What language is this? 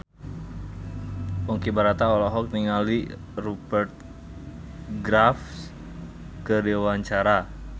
Sundanese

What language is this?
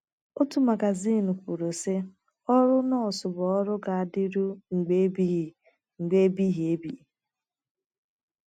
Igbo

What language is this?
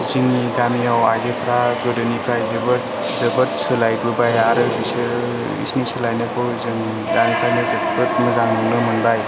Bodo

